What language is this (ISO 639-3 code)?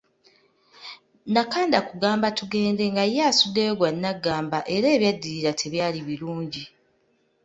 lug